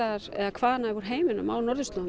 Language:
Icelandic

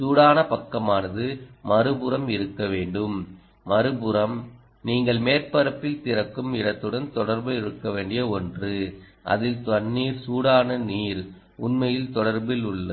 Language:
Tamil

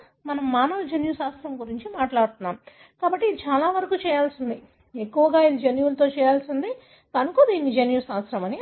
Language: Telugu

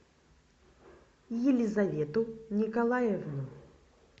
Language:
Russian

